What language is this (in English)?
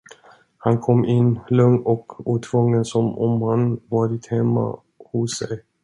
Swedish